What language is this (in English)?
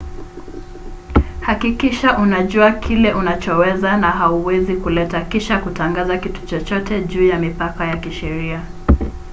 Swahili